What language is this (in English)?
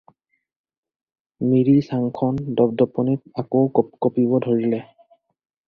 Assamese